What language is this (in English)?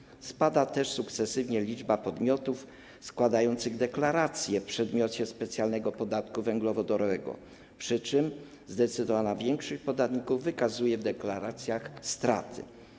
Polish